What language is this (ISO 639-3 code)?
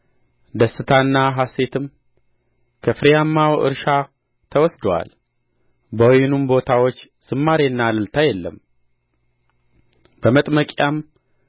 amh